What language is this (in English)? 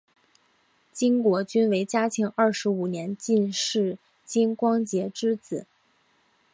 Chinese